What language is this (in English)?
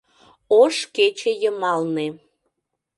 Mari